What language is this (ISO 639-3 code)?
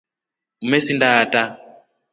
rof